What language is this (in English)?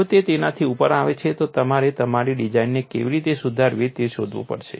Gujarati